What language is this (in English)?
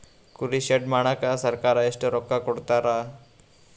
Kannada